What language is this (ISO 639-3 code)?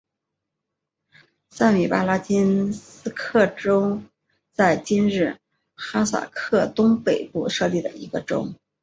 zho